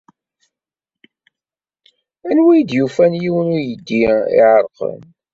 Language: Kabyle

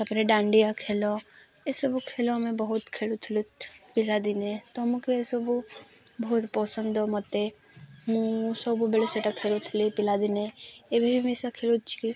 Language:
Odia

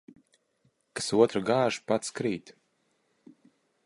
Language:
Latvian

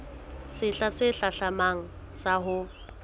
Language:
Southern Sotho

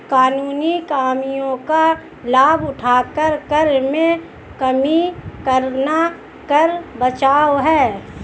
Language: Hindi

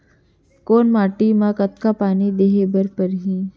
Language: Chhattisgarhi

